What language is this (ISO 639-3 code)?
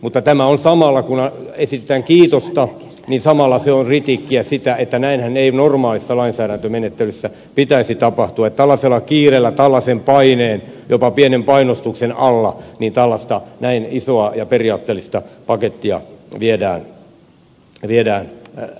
fin